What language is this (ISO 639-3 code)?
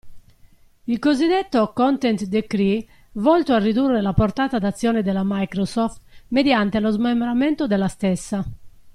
ita